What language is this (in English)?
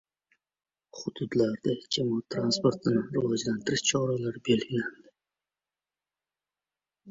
Uzbek